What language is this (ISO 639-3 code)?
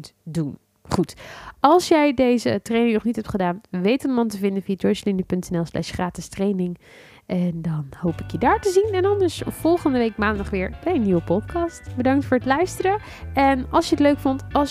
nld